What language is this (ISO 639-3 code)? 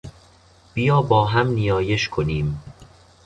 fas